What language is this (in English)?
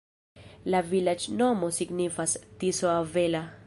Esperanto